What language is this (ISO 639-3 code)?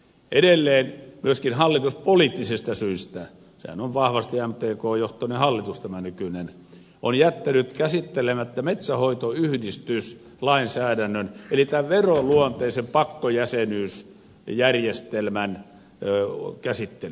fin